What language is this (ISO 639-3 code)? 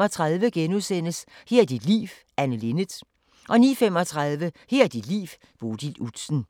dan